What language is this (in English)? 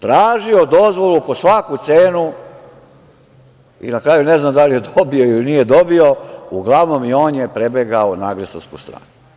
Serbian